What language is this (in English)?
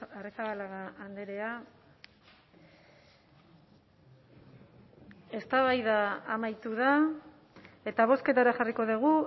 Basque